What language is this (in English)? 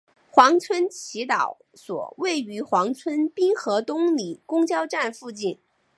Chinese